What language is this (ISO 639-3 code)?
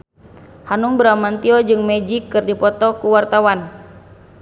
sun